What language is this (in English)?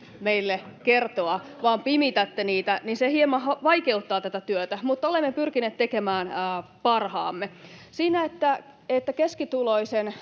Finnish